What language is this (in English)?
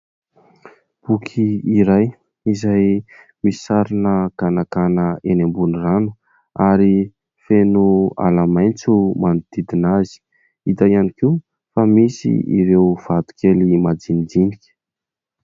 Malagasy